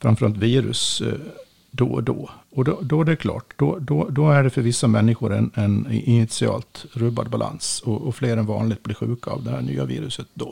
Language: Swedish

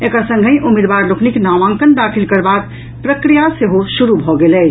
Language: Maithili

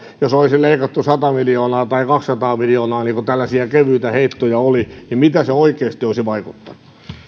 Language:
Finnish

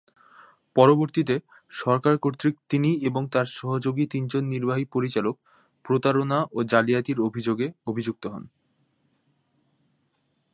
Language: Bangla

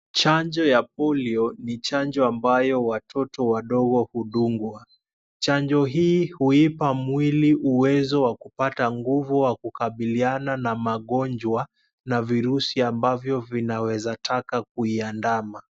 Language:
Swahili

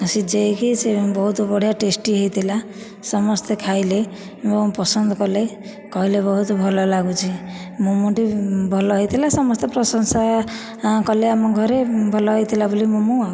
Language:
Odia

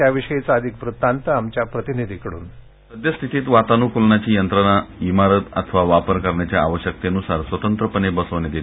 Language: Marathi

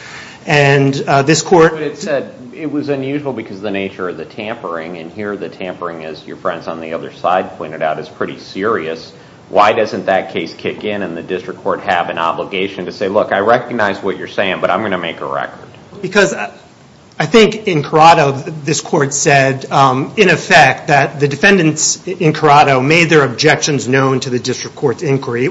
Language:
English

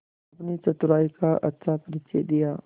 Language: Hindi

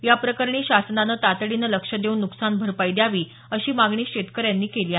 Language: Marathi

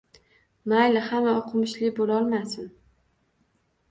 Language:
Uzbek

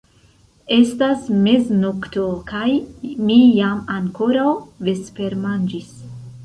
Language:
Esperanto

